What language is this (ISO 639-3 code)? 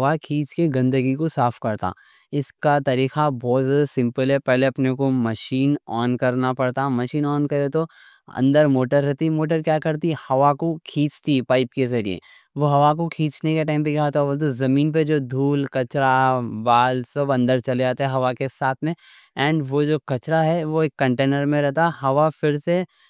dcc